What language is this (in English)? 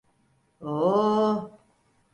Turkish